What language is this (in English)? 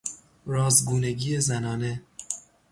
Persian